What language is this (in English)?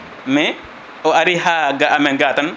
Fula